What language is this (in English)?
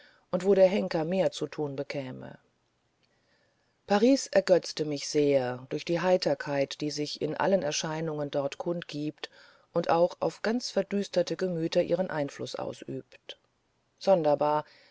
German